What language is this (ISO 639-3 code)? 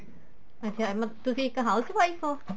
pan